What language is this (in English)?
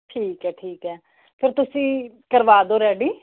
Punjabi